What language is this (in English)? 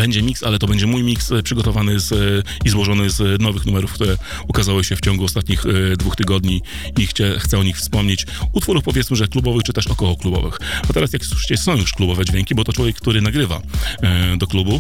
Polish